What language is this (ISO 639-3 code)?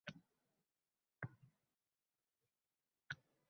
uzb